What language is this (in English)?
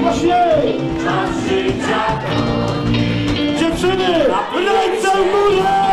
Polish